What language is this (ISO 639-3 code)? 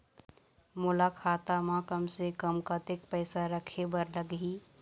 hne